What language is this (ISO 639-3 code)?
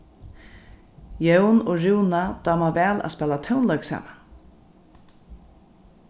fao